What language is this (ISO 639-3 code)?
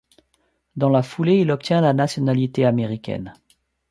fra